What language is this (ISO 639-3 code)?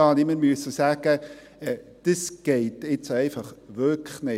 gsw